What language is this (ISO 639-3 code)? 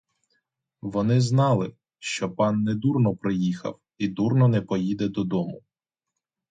ukr